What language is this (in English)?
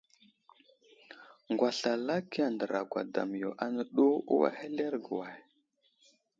Wuzlam